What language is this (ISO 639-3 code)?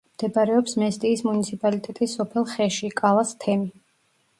kat